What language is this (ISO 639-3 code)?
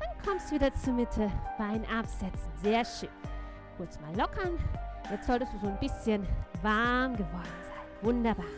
deu